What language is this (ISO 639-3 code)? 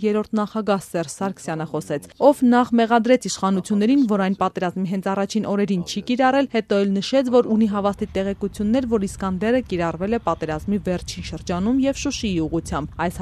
tur